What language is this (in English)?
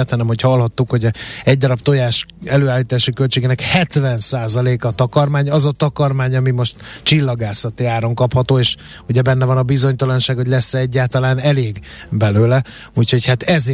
Hungarian